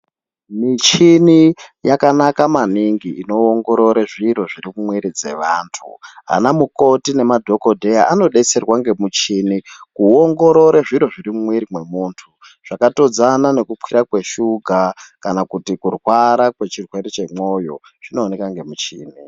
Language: Ndau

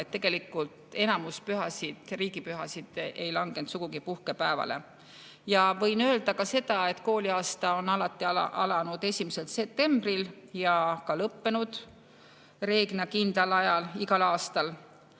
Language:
Estonian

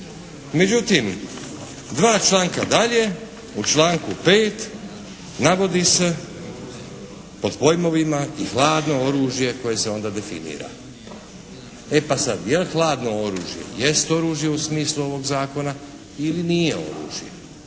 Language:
Croatian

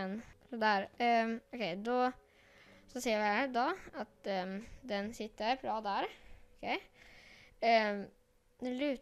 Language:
Swedish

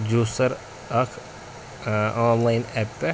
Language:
Kashmiri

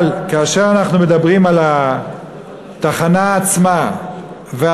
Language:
Hebrew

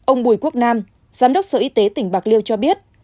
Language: Vietnamese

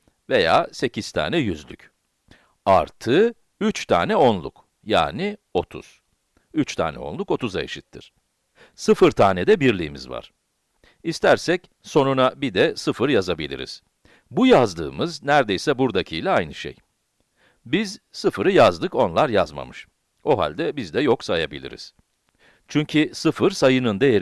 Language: Turkish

